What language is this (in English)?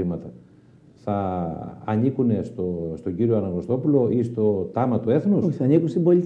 Greek